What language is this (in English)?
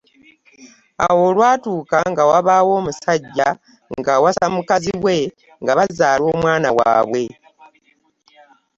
Ganda